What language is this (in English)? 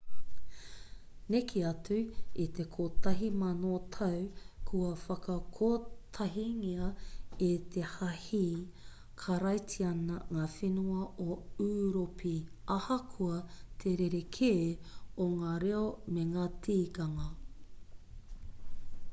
Māori